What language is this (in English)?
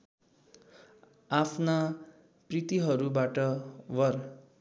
Nepali